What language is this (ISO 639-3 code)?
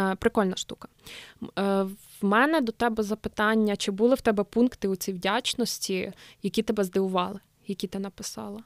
ukr